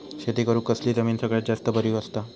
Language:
Marathi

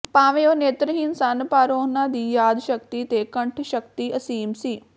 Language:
Punjabi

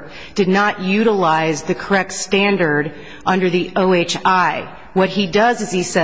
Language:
English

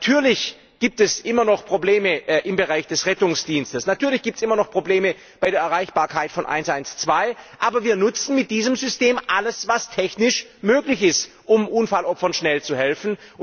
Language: German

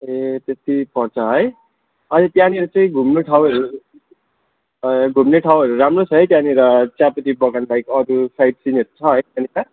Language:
Nepali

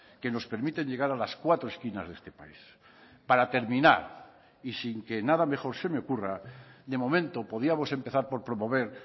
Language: Spanish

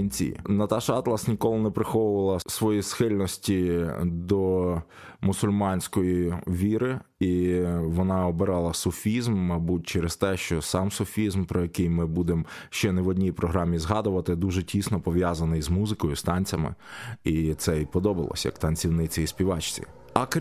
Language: Ukrainian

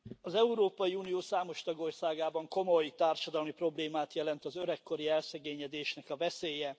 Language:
Hungarian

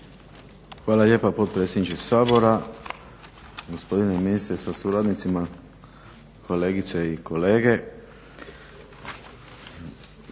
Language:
Croatian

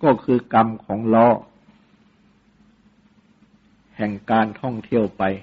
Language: Thai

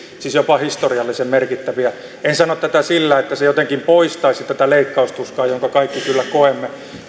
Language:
Finnish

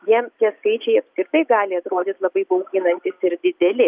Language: Lithuanian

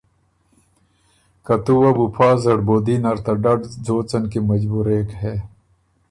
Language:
Ormuri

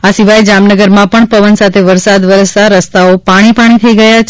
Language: Gujarati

